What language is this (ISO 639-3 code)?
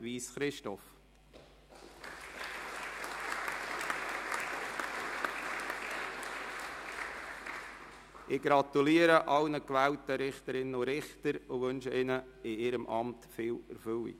gsw